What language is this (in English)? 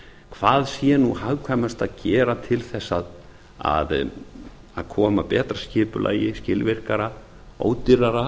Icelandic